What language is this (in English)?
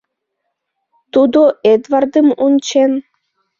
Mari